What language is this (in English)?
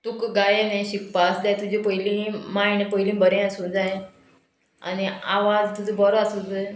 Konkani